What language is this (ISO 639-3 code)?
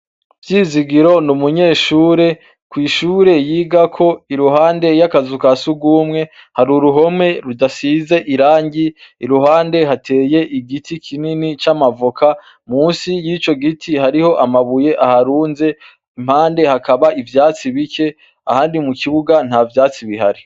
run